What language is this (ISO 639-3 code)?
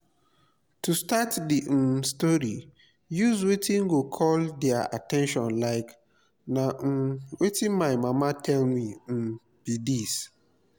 pcm